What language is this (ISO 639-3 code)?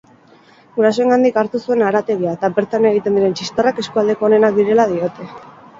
eus